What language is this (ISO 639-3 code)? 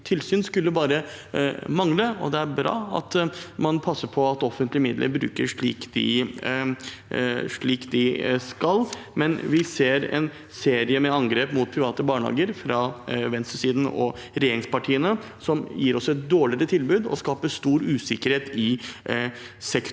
nor